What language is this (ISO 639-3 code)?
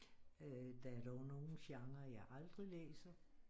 dan